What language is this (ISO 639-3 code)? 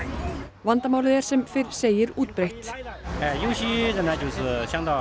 isl